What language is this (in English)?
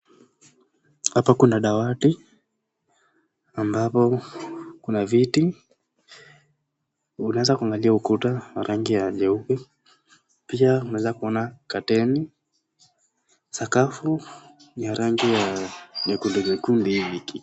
Swahili